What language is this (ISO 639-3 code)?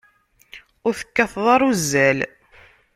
kab